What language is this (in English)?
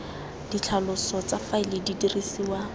Tswana